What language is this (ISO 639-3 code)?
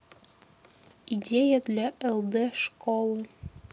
rus